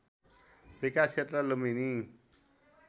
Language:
Nepali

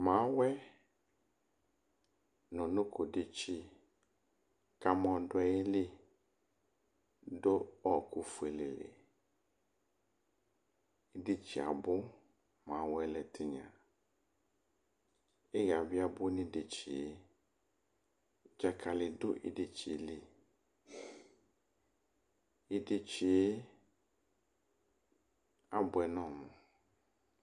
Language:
Ikposo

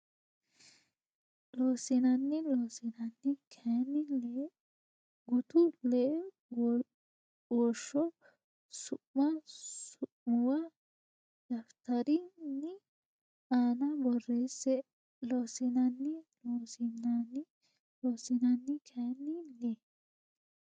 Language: Sidamo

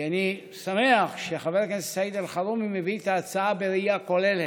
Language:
Hebrew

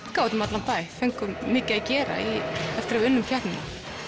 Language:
Icelandic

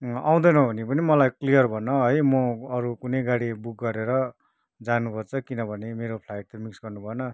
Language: Nepali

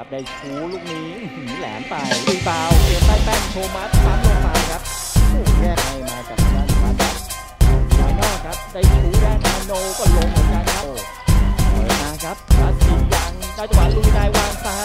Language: Thai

